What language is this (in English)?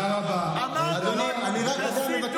Hebrew